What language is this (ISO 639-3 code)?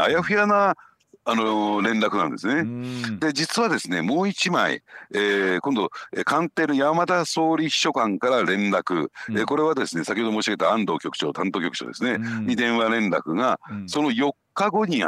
jpn